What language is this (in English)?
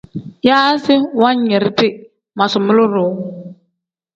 Tem